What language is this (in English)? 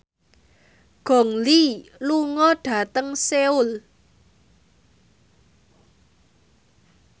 Javanese